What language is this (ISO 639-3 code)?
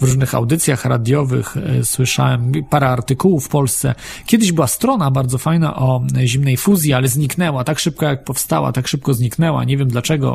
pol